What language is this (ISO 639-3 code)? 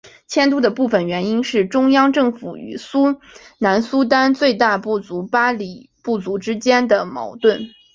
zho